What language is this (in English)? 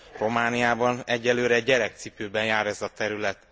Hungarian